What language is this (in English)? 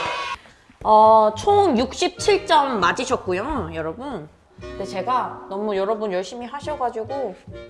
Korean